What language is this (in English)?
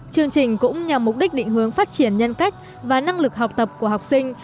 Vietnamese